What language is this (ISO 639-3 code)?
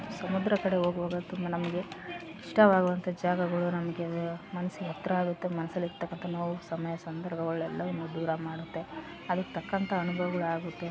kan